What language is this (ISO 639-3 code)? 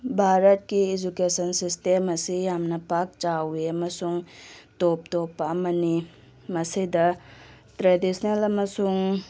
mni